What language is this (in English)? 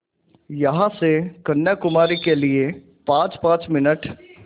Hindi